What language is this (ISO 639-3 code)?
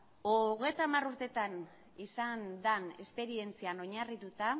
eus